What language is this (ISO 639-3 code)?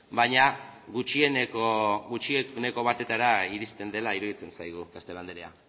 eus